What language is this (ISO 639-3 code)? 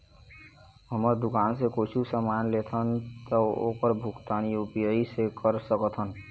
hne